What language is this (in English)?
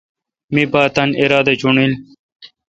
Kalkoti